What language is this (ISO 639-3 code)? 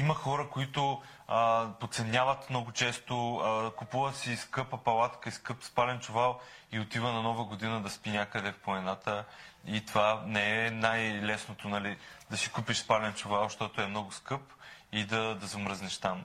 bul